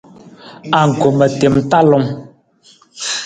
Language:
Nawdm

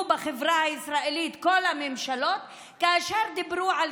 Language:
Hebrew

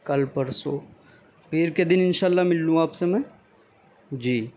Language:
Urdu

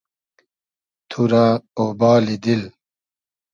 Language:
Hazaragi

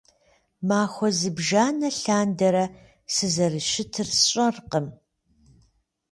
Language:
Kabardian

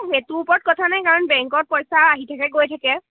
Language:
Assamese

